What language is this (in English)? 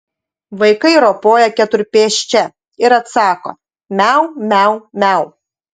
Lithuanian